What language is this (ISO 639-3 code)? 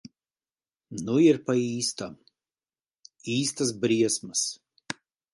lav